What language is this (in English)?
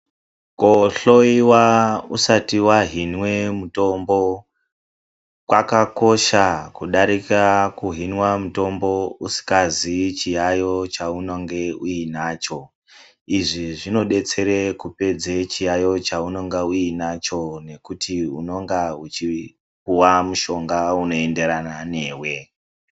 Ndau